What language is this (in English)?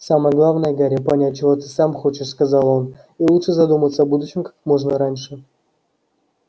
Russian